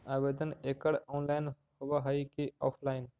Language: Magahi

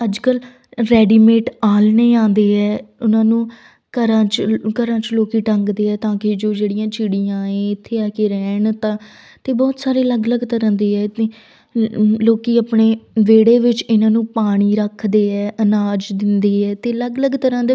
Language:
Punjabi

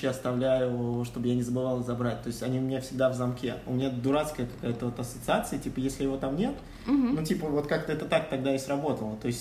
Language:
Russian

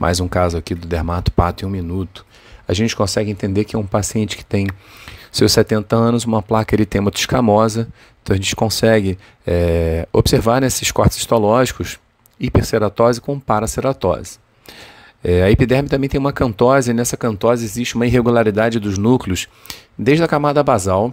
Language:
Portuguese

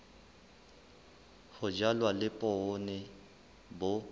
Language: Southern Sotho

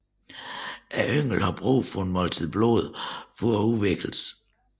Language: Danish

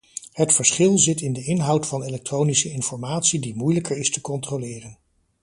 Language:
Dutch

